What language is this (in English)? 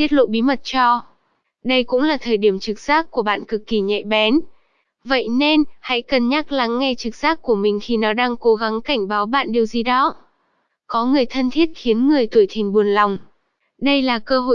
Vietnamese